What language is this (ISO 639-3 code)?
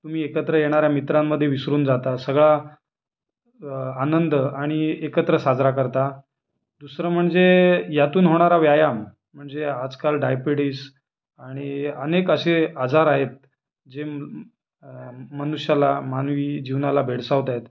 mar